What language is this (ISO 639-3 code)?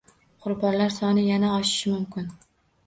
uzb